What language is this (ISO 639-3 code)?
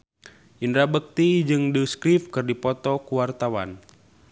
sun